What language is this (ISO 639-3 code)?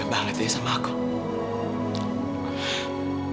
ind